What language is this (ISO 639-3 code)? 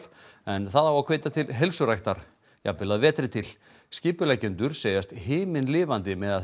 isl